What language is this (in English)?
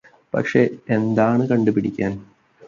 Malayalam